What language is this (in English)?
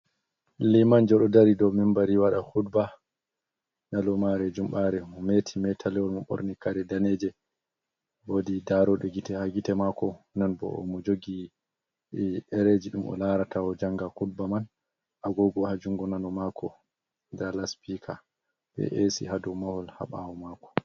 Fula